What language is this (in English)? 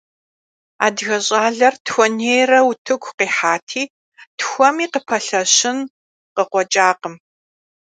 Kabardian